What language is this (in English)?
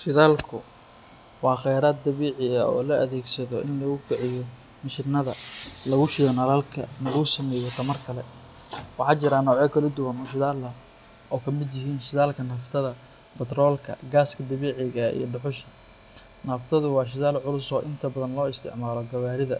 Somali